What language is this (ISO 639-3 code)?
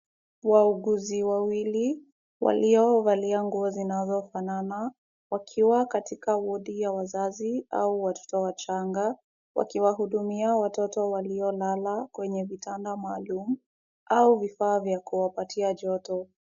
swa